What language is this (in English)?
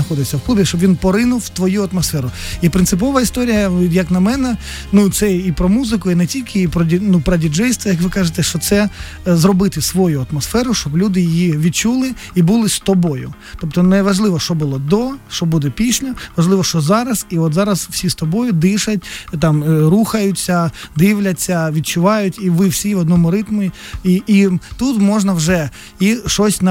Ukrainian